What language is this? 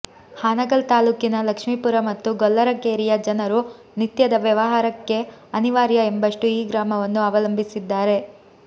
Kannada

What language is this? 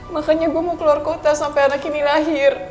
Indonesian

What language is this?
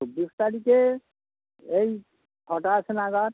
Bangla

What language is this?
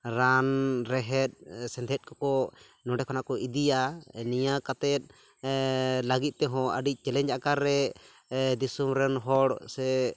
Santali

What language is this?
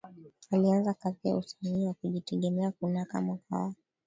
Swahili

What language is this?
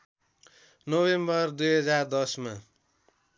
Nepali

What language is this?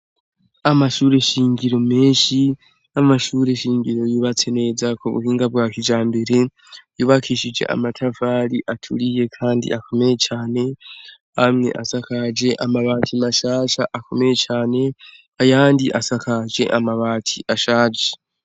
Rundi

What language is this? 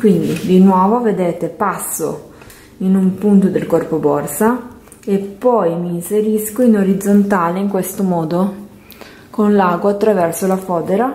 Italian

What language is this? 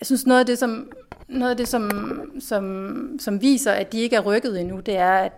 Danish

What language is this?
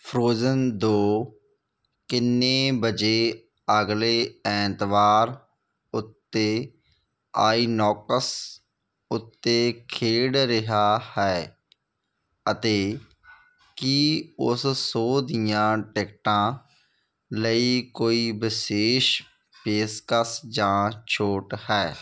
Punjabi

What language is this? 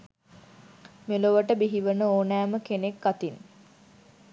Sinhala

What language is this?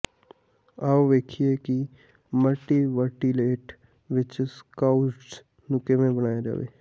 Punjabi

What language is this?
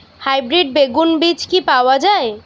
Bangla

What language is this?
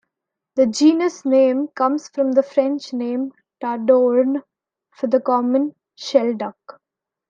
English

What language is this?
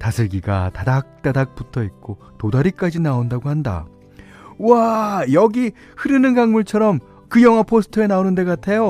Korean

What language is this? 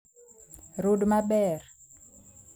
Luo (Kenya and Tanzania)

